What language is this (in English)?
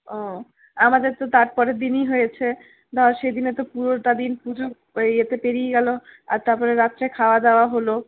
Bangla